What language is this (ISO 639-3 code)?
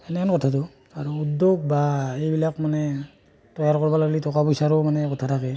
asm